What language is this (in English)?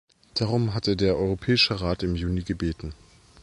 German